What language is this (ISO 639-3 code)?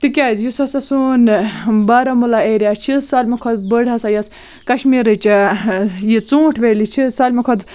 kas